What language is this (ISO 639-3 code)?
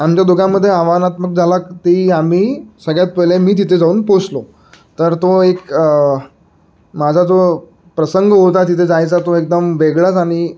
mar